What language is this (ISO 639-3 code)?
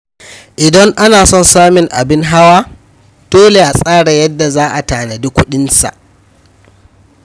hau